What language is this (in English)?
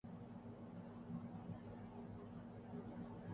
Urdu